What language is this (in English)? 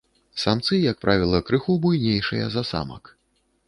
Belarusian